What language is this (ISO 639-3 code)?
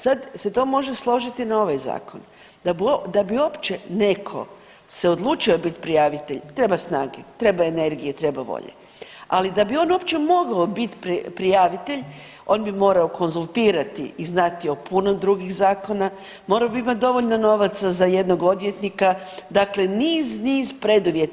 hrv